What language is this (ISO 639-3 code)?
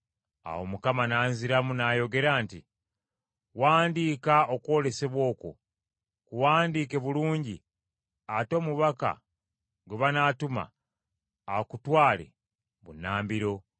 lug